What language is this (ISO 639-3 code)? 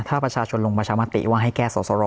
tha